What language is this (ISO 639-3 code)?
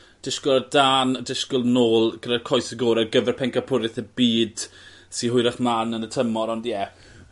cym